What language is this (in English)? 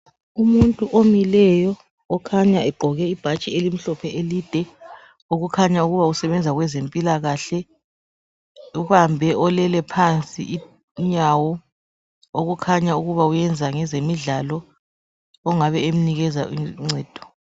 North Ndebele